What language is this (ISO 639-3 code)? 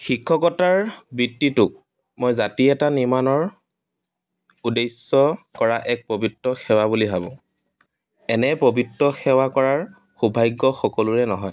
asm